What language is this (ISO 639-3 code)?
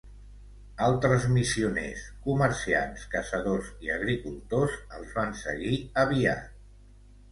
cat